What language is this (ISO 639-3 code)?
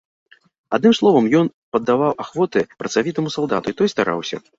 bel